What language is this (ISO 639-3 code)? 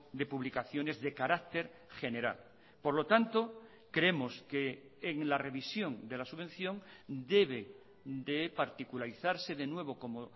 spa